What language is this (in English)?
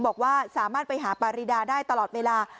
Thai